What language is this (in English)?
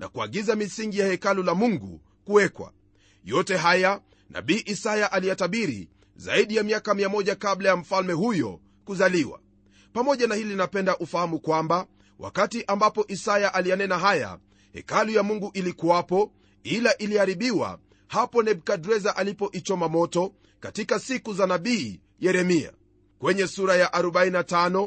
Swahili